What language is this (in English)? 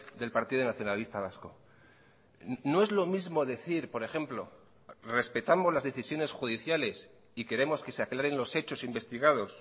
Spanish